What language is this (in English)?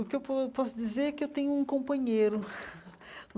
Portuguese